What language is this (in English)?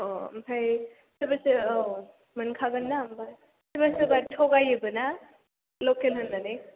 Bodo